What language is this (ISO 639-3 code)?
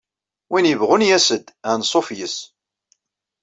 kab